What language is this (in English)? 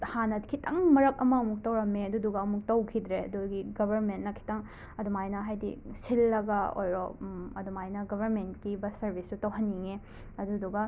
Manipuri